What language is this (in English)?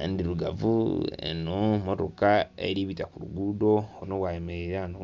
Soga